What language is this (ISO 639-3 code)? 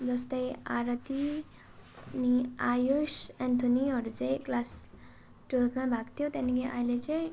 nep